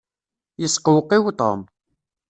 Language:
Kabyle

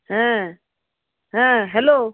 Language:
Bangla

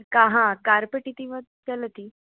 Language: Sanskrit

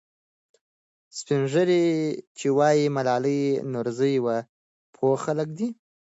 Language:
Pashto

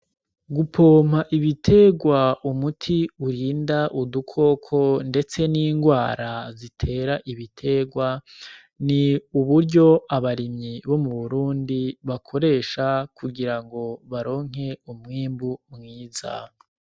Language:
Rundi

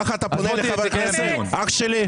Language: Hebrew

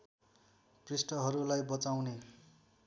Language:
Nepali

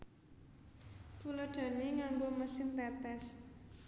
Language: Javanese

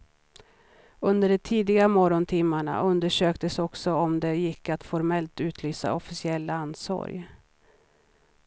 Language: Swedish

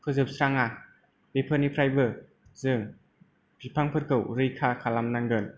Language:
Bodo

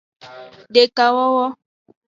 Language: Aja (Benin)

